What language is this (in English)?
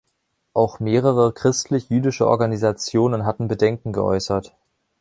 German